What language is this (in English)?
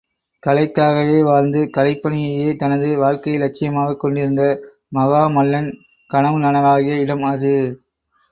Tamil